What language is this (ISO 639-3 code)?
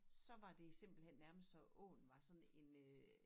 dan